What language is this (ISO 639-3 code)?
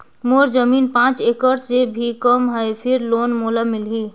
hne